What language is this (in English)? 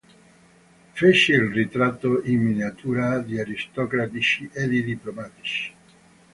Italian